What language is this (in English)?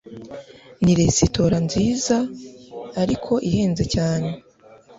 Kinyarwanda